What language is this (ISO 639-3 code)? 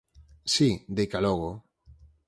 glg